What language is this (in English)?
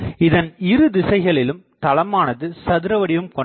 Tamil